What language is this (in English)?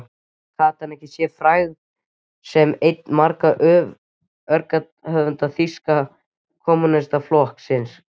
Icelandic